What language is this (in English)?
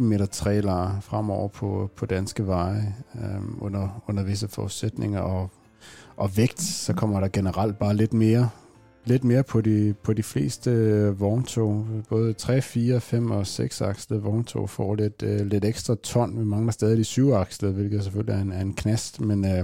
Danish